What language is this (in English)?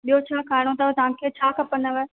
Sindhi